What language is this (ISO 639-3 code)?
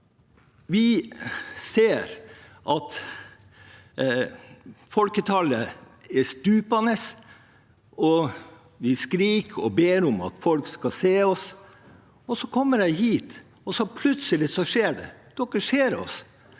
nor